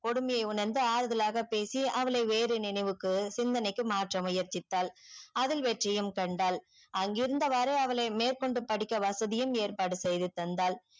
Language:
Tamil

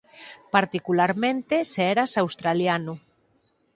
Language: Galician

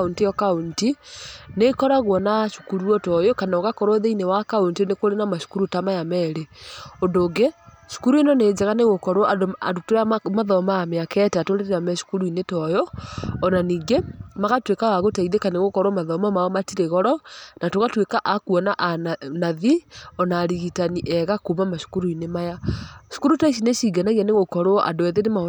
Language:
Kikuyu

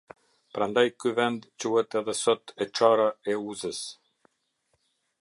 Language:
Albanian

